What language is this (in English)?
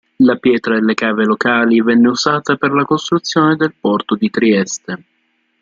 Italian